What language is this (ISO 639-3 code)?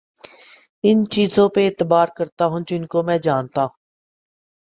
urd